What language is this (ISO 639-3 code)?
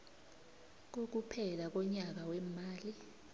nbl